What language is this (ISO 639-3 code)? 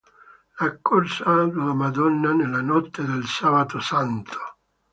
ita